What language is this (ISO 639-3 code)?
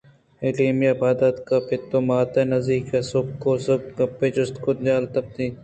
bgp